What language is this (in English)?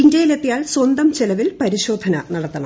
Malayalam